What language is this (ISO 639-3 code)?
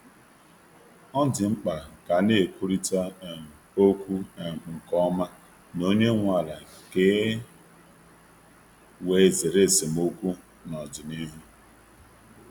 ibo